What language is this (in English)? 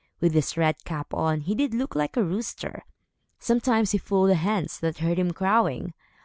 English